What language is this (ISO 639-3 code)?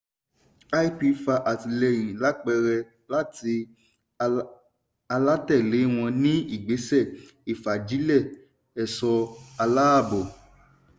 yor